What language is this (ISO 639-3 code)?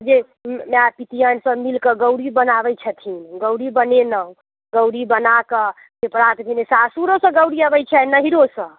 mai